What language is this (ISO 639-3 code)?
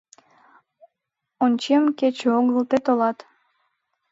chm